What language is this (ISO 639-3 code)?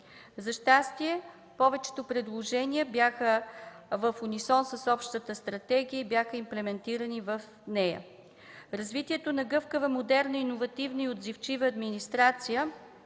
bul